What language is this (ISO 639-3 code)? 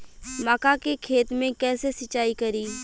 bho